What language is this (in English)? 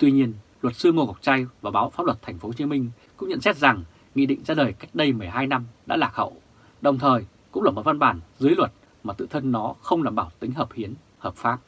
Vietnamese